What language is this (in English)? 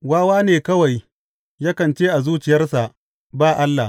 Hausa